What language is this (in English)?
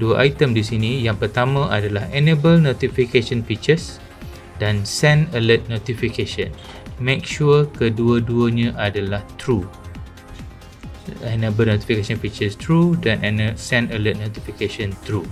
Malay